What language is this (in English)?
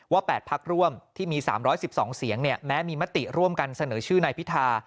Thai